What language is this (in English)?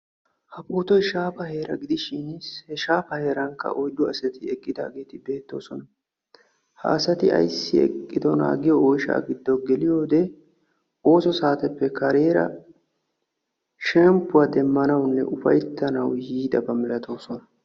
Wolaytta